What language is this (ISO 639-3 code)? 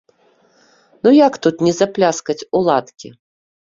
bel